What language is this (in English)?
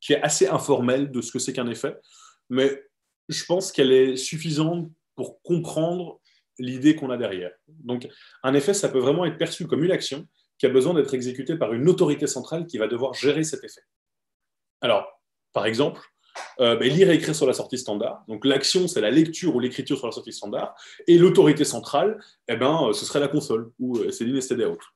French